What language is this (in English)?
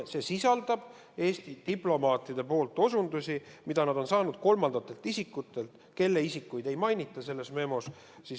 Estonian